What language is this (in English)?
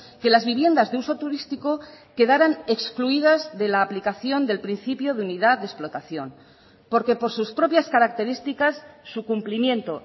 Spanish